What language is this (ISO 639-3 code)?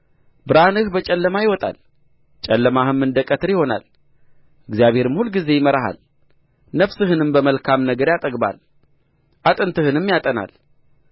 amh